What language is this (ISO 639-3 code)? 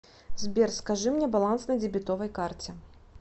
rus